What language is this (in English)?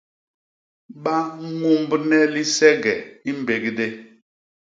Basaa